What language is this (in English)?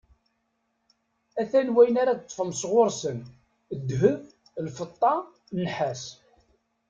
Kabyle